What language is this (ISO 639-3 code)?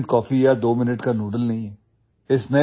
ori